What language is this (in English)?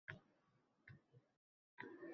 Uzbek